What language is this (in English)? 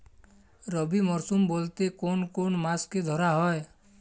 Bangla